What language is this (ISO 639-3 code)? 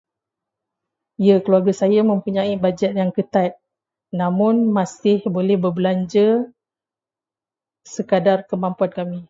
msa